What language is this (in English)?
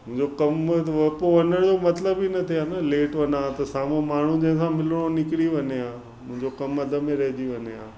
Sindhi